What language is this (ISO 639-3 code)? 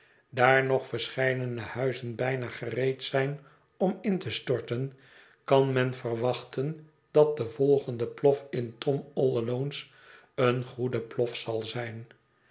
nld